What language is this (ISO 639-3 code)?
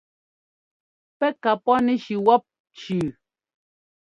jgo